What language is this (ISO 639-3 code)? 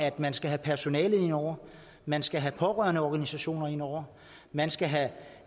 dan